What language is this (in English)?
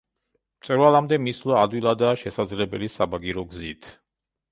Georgian